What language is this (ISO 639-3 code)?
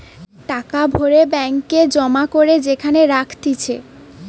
ben